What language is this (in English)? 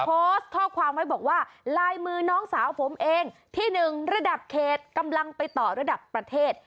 Thai